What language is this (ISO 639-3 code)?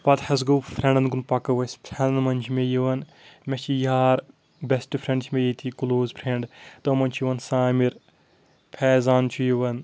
kas